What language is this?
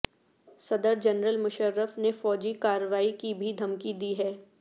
Urdu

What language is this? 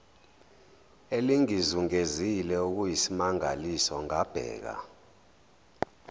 Zulu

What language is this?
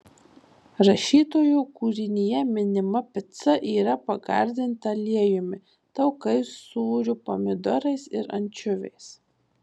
Lithuanian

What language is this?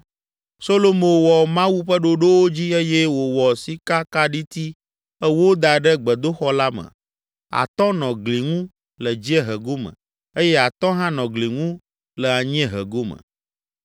Ewe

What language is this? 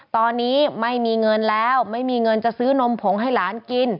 Thai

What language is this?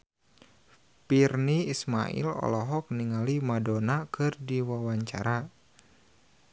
Sundanese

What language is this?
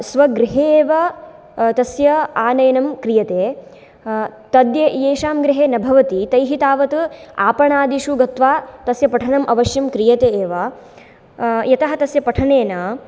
Sanskrit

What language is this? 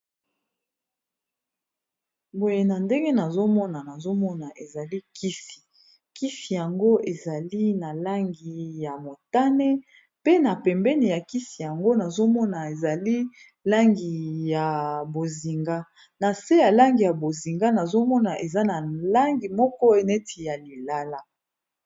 Lingala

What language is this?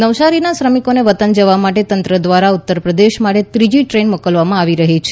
Gujarati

